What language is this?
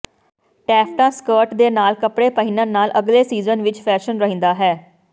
Punjabi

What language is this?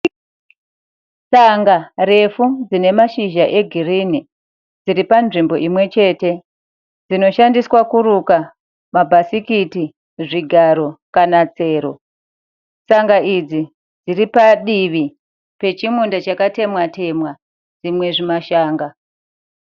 Shona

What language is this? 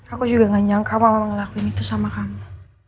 Indonesian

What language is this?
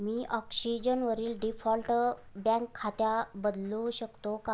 Marathi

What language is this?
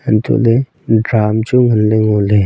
Wancho Naga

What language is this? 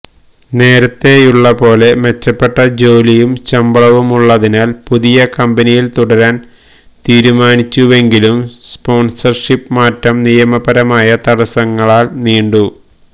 Malayalam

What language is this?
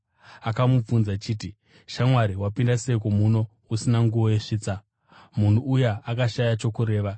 Shona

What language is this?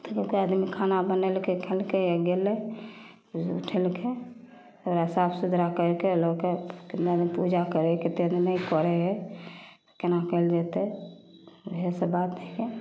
Maithili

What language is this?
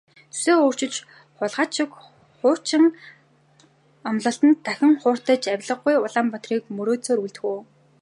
Mongolian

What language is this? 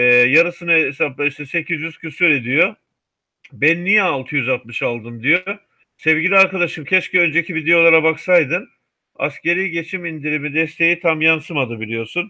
Turkish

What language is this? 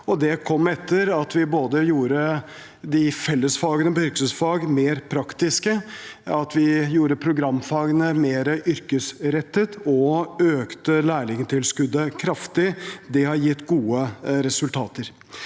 Norwegian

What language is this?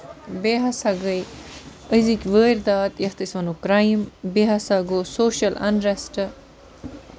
Kashmiri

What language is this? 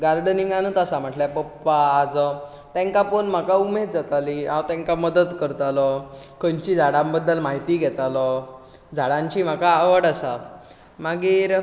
Konkani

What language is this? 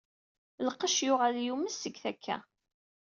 Kabyle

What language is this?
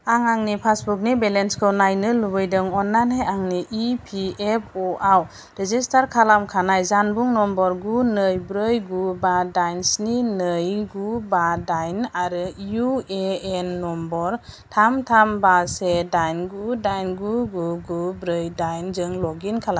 Bodo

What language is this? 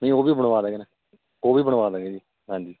Punjabi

